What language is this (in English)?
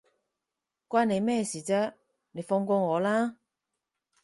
Cantonese